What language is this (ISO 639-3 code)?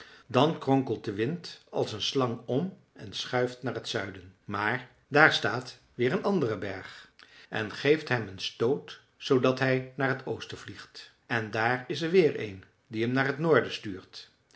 nld